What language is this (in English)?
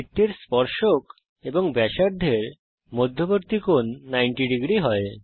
Bangla